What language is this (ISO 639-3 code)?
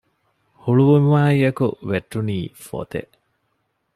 div